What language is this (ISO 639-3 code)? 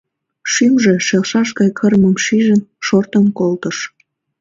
chm